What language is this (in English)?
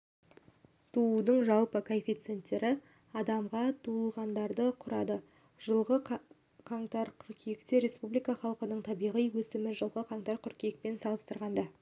Kazakh